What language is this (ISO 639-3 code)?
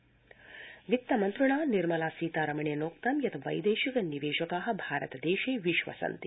san